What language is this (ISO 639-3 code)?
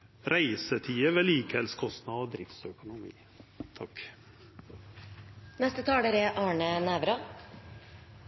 nor